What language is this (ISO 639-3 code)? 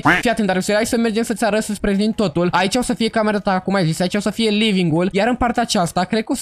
ron